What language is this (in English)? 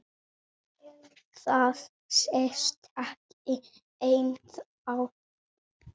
Icelandic